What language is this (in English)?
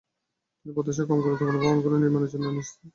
Bangla